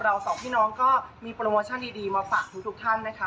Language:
Thai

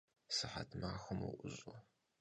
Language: Kabardian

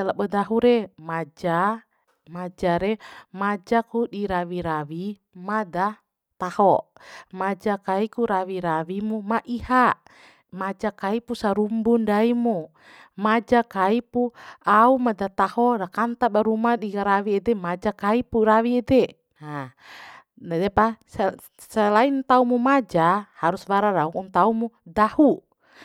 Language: Bima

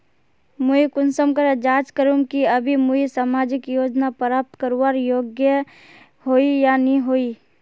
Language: Magahi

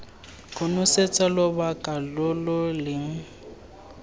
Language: Tswana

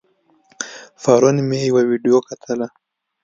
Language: Pashto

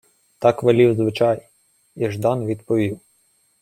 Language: Ukrainian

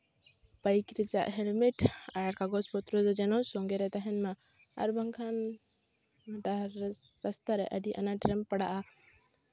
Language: Santali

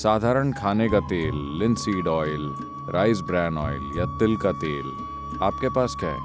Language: Hindi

